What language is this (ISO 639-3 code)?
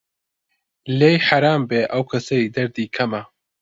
ckb